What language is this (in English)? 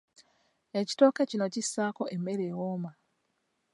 Ganda